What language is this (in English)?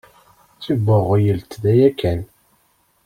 Kabyle